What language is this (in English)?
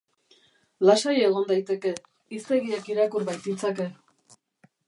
Basque